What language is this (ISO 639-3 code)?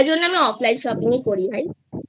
ben